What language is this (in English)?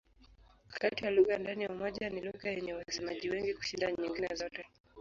Swahili